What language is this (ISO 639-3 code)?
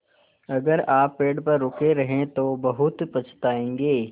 hin